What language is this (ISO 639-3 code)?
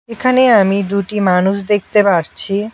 ben